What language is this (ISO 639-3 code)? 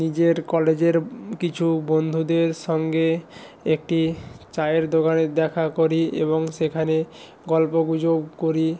ben